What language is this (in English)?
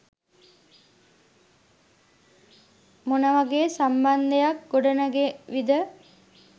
Sinhala